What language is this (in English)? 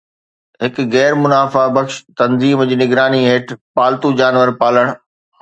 Sindhi